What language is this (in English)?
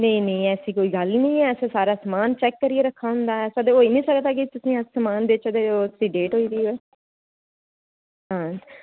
Dogri